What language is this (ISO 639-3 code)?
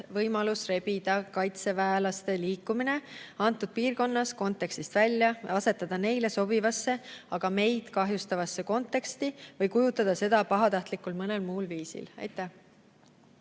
est